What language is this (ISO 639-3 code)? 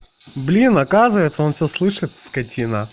rus